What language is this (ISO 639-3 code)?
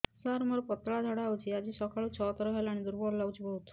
ori